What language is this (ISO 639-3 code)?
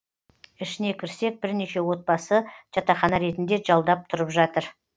kaz